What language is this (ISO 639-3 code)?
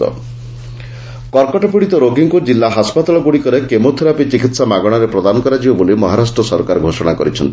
ori